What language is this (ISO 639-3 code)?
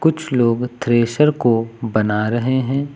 hin